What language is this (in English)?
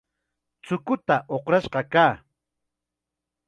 Chiquián Ancash Quechua